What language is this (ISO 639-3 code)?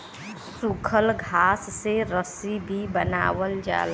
bho